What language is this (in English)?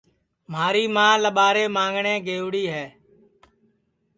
Sansi